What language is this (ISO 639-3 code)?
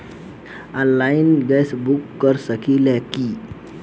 bho